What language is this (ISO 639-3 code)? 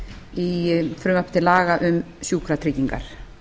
isl